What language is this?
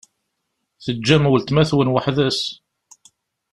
Kabyle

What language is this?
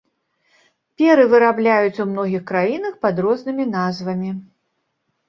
Belarusian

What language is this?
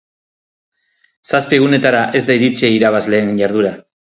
Basque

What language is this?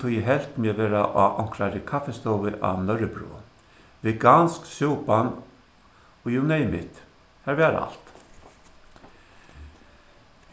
Faroese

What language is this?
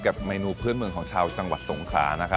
Thai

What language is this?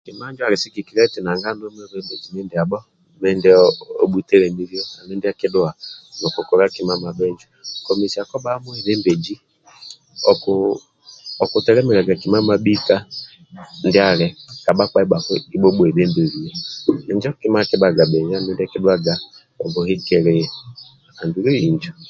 Amba (Uganda)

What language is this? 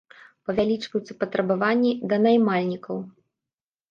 Belarusian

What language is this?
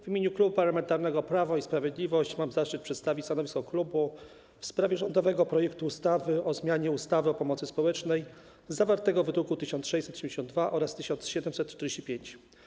Polish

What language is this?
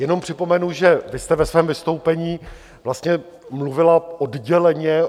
Czech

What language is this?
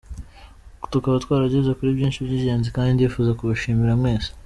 Kinyarwanda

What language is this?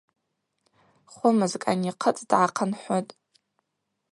Abaza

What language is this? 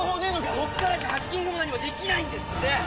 Japanese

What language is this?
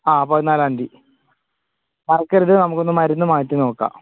Malayalam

